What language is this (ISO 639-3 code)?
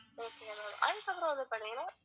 tam